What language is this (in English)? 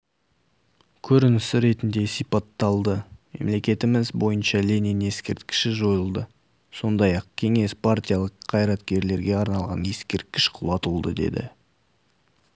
Kazakh